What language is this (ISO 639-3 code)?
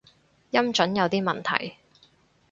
yue